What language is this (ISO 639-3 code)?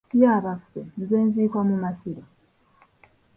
lug